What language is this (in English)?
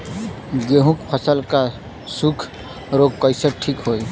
Bhojpuri